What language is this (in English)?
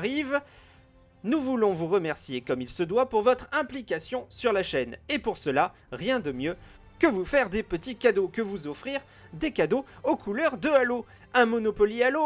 French